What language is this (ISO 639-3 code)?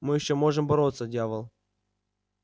rus